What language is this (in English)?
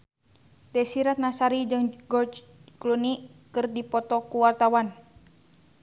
Sundanese